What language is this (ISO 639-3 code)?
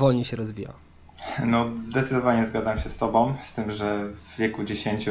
pol